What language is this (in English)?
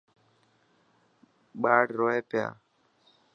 Dhatki